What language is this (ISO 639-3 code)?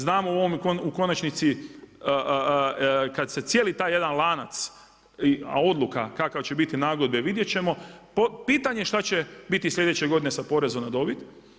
hrv